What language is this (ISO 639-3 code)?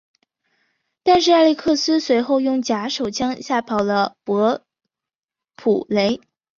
zho